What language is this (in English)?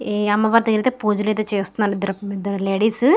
Telugu